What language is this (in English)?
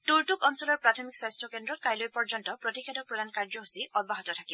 Assamese